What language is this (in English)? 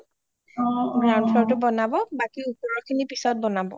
Assamese